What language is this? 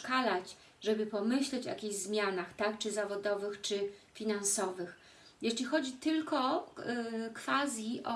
Polish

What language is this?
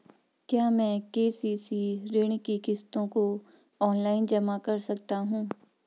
Hindi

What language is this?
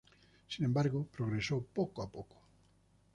Spanish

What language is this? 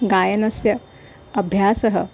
Sanskrit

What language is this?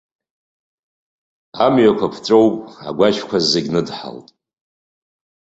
Abkhazian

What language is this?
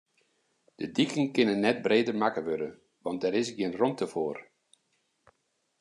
Western Frisian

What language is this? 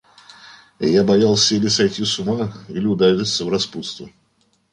Russian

